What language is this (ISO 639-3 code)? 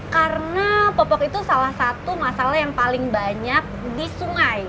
ind